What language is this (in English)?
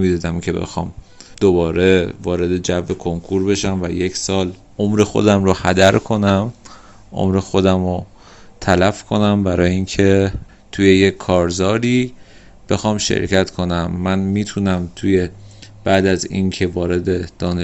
Persian